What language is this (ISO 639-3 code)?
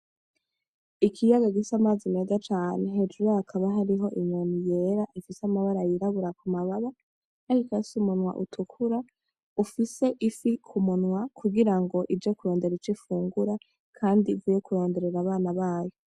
run